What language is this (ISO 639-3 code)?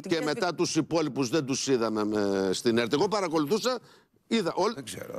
ell